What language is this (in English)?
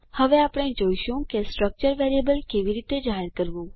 Gujarati